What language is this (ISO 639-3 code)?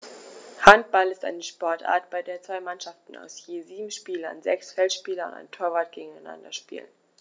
deu